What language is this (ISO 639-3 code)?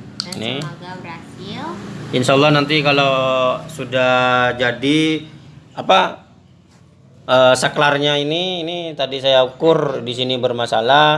ind